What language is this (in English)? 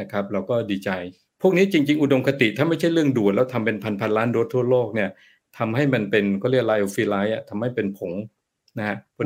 Thai